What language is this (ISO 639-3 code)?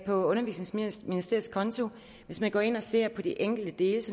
dan